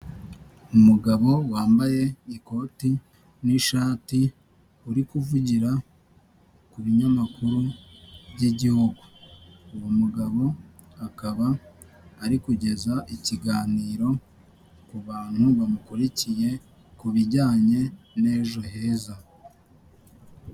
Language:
Kinyarwanda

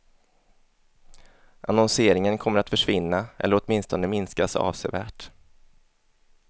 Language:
Swedish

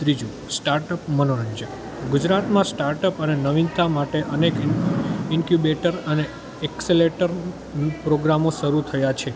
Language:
Gujarati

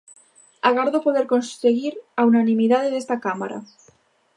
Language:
Galician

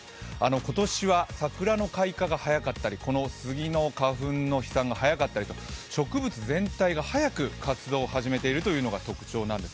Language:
Japanese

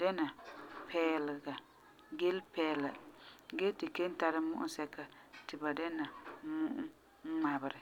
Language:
Frafra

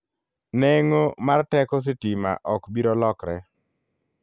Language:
Luo (Kenya and Tanzania)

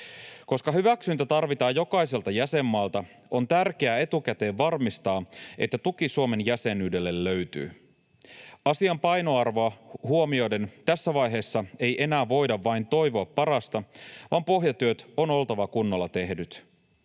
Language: Finnish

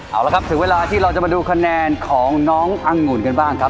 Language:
Thai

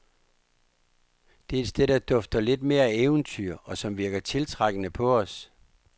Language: Danish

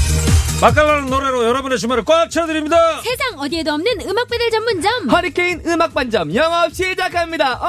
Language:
Korean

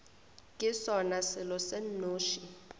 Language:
Northern Sotho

